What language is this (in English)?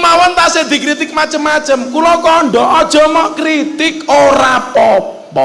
Indonesian